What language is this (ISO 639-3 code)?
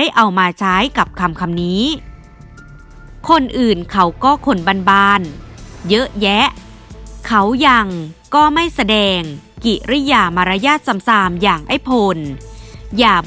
tha